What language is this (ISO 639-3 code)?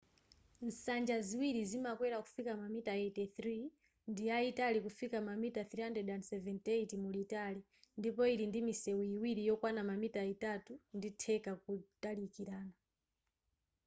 nya